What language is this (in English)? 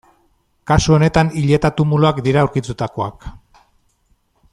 Basque